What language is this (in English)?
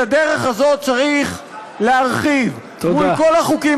Hebrew